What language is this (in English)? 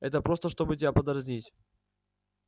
Russian